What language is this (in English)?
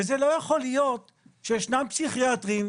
Hebrew